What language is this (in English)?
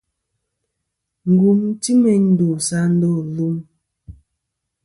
Kom